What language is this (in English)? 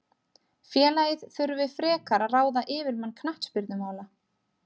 Icelandic